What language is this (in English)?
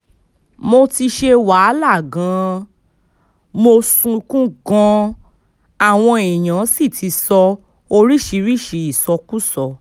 Yoruba